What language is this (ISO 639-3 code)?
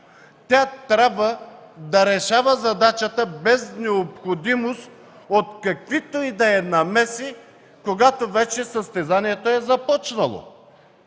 bul